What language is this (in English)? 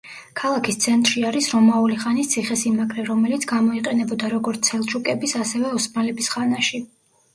Georgian